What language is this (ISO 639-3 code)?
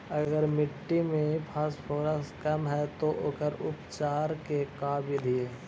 mag